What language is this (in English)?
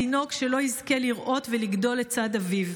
Hebrew